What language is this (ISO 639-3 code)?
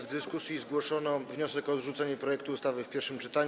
pol